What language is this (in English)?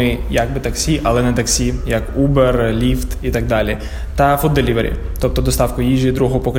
Ukrainian